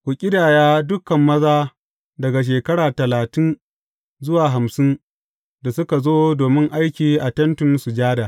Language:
Hausa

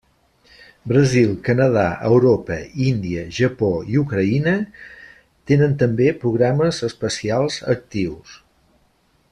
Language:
Catalan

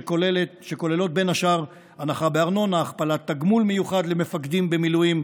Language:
Hebrew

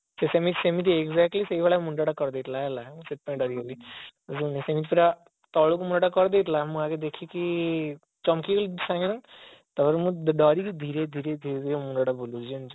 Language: Odia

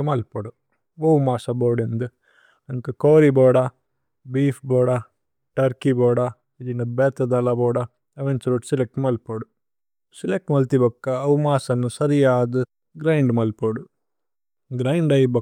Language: Tulu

